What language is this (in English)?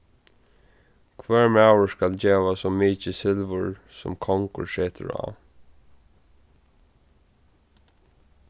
Faroese